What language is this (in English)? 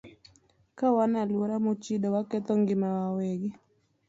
Luo (Kenya and Tanzania)